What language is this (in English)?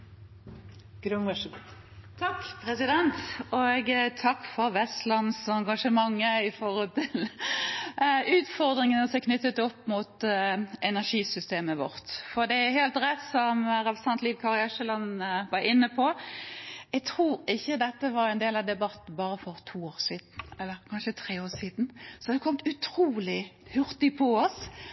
Norwegian Bokmål